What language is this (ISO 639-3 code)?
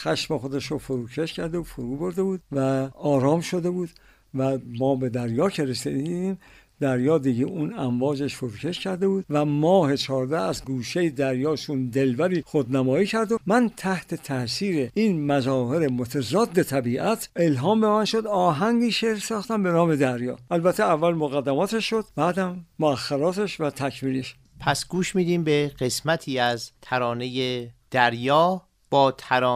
fas